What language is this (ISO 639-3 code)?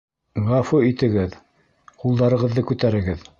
bak